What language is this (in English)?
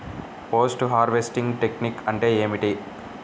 Telugu